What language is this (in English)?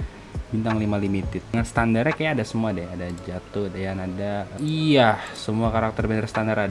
Indonesian